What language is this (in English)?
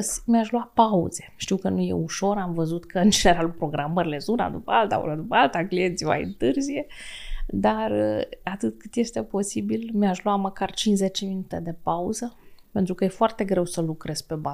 Romanian